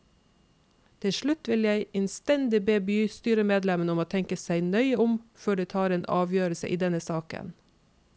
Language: Norwegian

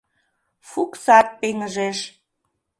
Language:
Mari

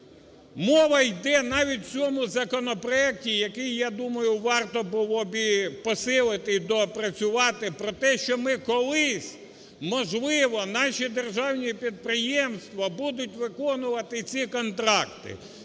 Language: Ukrainian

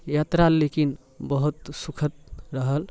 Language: Maithili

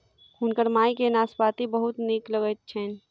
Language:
Maithili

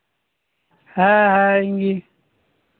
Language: Santali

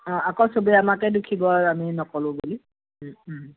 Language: Assamese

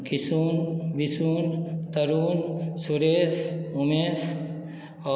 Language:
Maithili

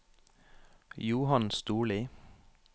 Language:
Norwegian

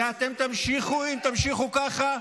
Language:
Hebrew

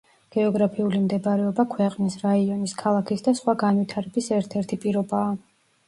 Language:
Georgian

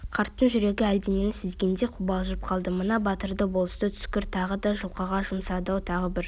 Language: Kazakh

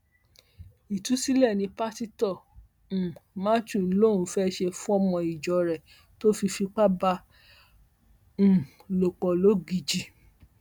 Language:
Yoruba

